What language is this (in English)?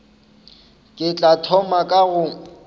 Northern Sotho